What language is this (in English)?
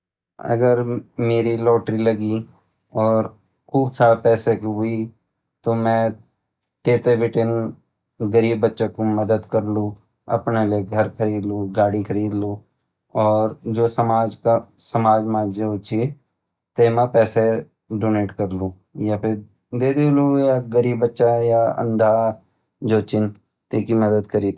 Garhwali